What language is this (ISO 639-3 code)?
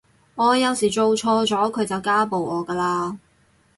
yue